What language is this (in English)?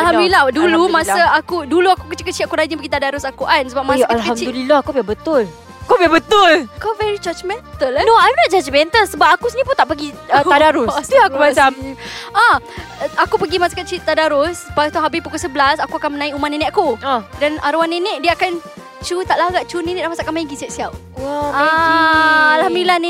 Malay